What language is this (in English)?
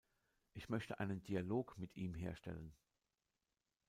German